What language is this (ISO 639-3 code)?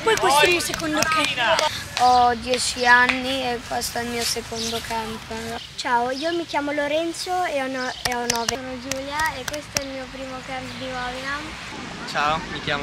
ita